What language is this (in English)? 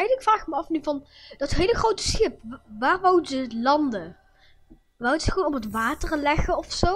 Dutch